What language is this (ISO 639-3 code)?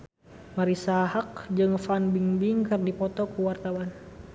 sun